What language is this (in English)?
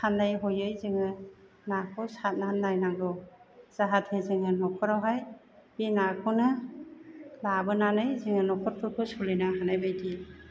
Bodo